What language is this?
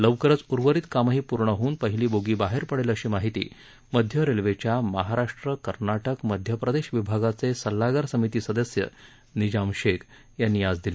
Marathi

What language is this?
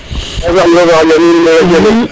Serer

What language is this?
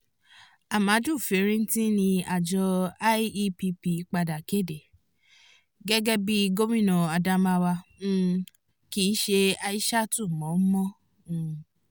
Yoruba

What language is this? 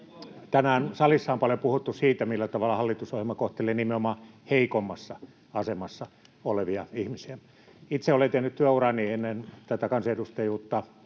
Finnish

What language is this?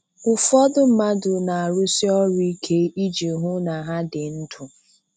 Igbo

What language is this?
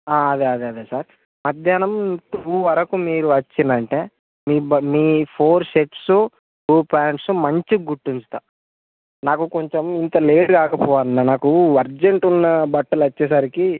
Telugu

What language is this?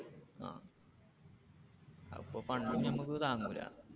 Malayalam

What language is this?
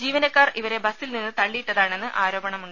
Malayalam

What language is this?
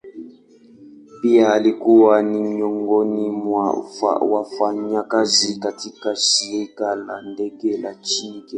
Swahili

